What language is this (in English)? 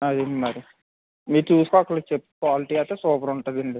Telugu